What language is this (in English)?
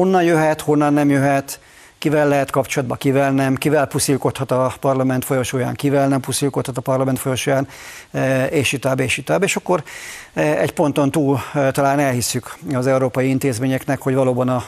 Hungarian